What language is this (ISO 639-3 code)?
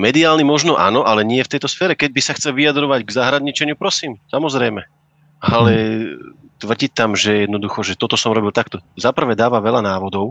slk